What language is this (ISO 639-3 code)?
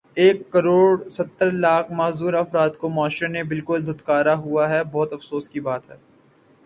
urd